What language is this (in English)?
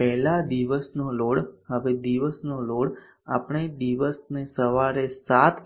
Gujarati